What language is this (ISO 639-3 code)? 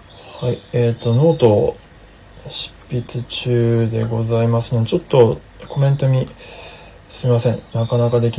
jpn